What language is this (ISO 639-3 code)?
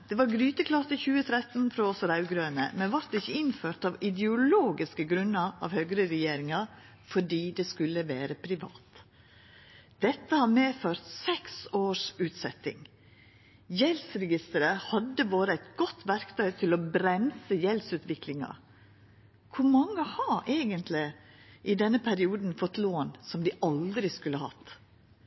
nno